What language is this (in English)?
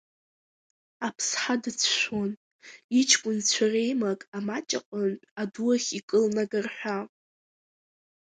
Abkhazian